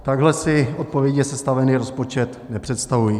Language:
Czech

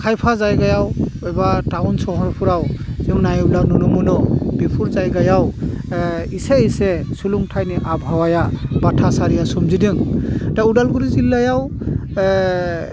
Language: Bodo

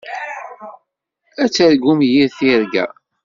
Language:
Kabyle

